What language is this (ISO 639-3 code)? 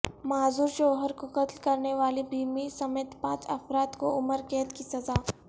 urd